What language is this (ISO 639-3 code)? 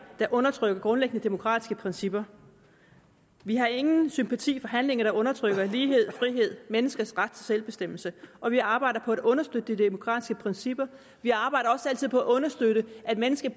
dan